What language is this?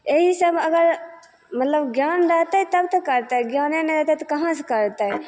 Maithili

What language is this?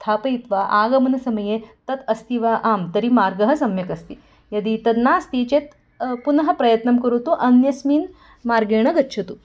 Sanskrit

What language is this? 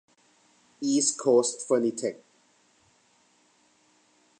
Thai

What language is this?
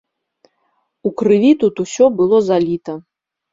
Belarusian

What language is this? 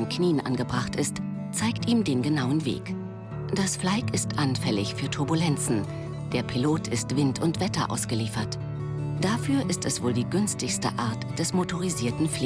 German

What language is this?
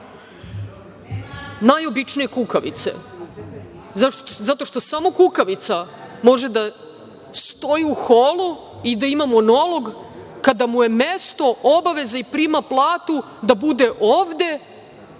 Serbian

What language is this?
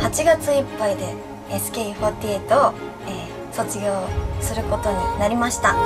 Japanese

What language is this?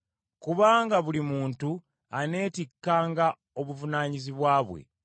Ganda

